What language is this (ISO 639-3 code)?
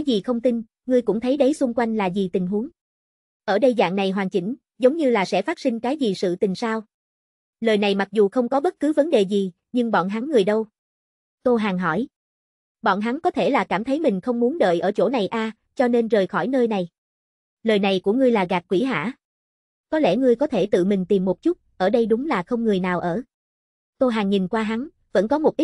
vie